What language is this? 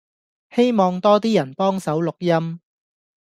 Cantonese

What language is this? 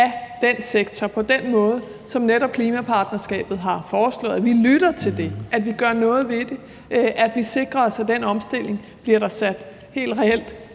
Danish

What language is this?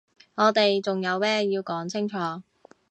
Cantonese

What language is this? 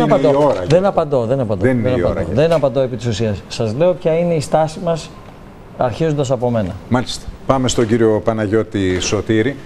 Greek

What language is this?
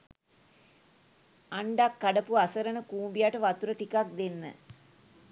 Sinhala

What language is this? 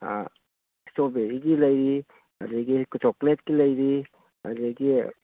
Manipuri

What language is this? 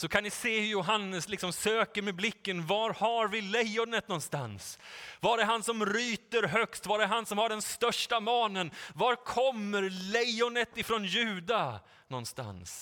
Swedish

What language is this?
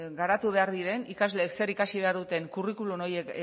Basque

